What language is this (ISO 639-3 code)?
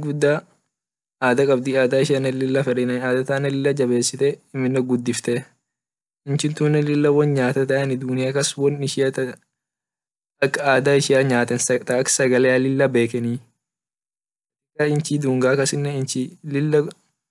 orc